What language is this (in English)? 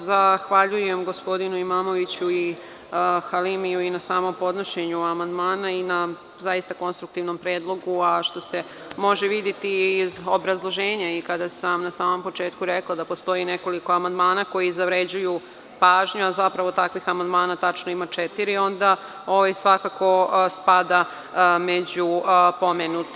Serbian